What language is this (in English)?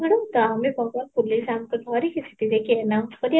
Odia